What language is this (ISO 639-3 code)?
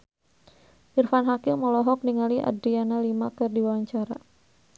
sun